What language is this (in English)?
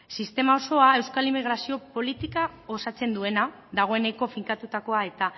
Basque